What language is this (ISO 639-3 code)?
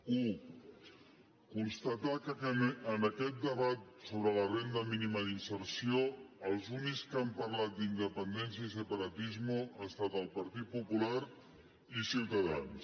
cat